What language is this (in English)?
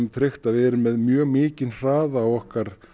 Icelandic